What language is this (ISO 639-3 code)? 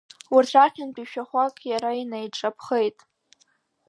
abk